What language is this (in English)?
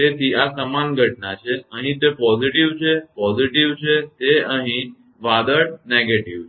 Gujarati